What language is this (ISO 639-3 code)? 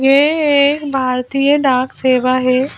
hin